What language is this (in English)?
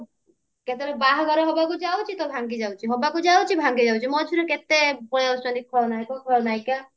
Odia